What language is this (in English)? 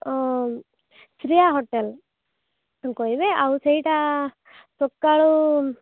Odia